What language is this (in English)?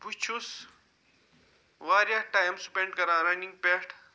Kashmiri